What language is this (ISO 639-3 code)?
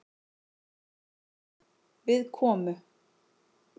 isl